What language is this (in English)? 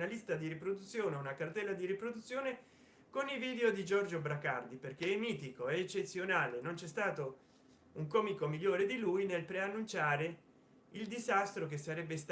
Italian